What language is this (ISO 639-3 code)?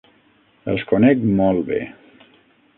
cat